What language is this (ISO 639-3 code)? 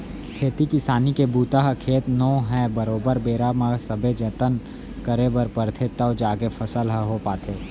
hne